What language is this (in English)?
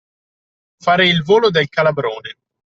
Italian